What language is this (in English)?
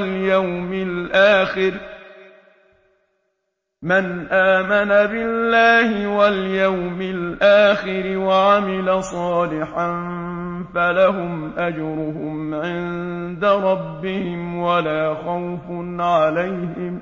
Arabic